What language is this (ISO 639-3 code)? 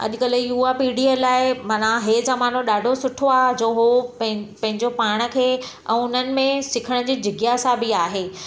snd